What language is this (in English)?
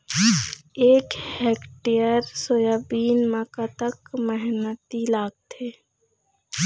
Chhattisgarhi